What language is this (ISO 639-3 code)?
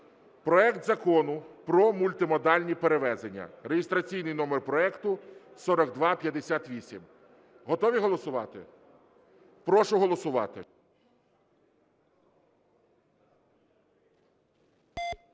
ukr